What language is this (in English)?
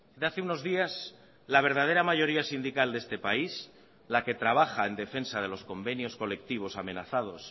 Spanish